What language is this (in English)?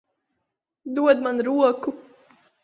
Latvian